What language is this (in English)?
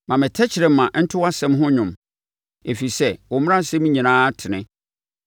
Akan